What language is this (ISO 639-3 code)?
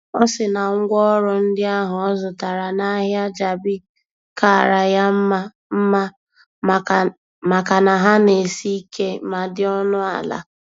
ibo